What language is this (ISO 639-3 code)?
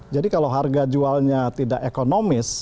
ind